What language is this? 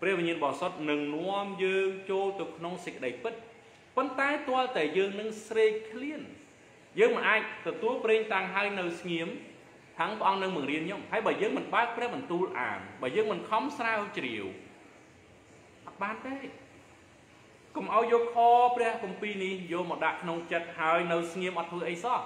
Thai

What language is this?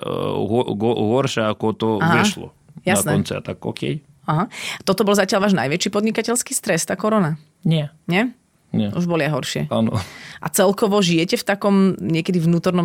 Slovak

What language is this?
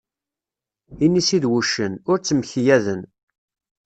Kabyle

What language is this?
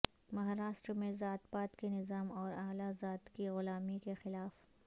Urdu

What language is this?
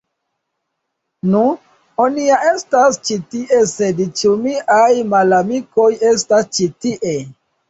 Esperanto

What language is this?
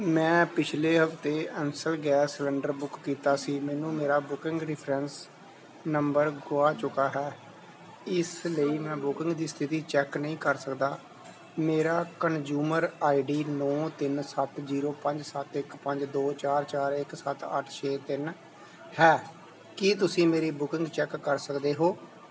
Punjabi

